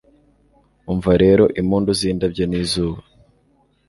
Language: Kinyarwanda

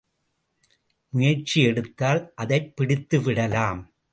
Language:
Tamil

